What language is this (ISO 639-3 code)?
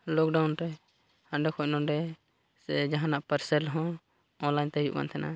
sat